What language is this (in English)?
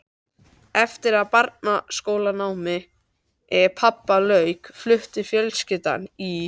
Icelandic